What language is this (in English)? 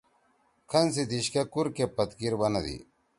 Torwali